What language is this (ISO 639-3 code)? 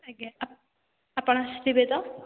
ori